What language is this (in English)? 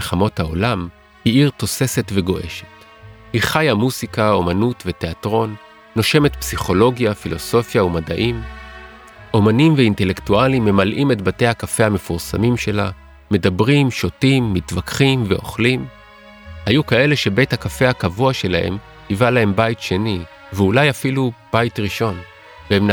Hebrew